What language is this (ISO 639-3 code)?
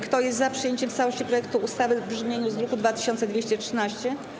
pol